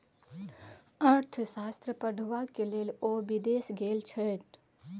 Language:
Maithili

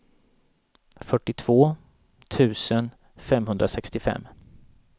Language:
Swedish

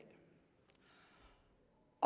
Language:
Danish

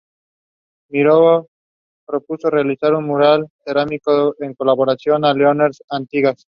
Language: Spanish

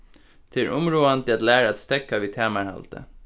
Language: Faroese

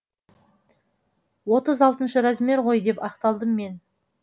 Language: Kazakh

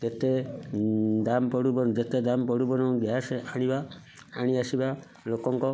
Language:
Odia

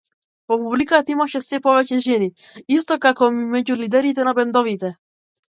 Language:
Macedonian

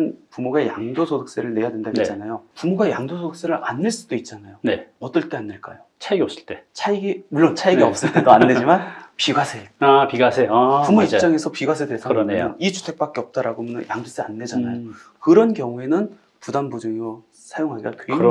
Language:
Korean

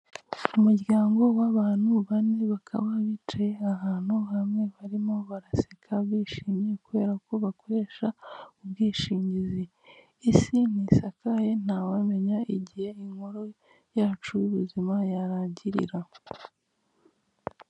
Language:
Kinyarwanda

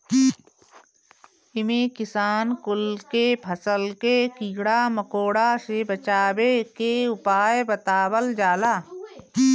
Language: Bhojpuri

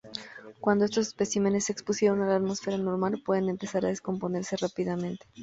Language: Spanish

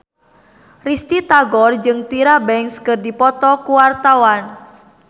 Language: Sundanese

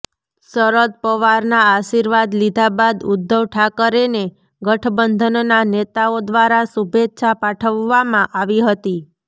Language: Gujarati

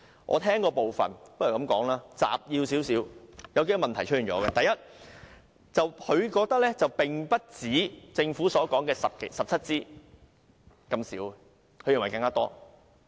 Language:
Cantonese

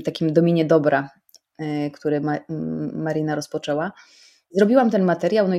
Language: Polish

